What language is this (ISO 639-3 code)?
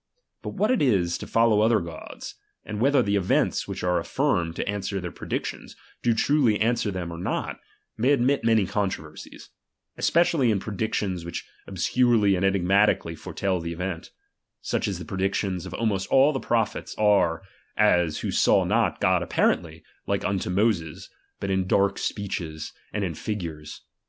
eng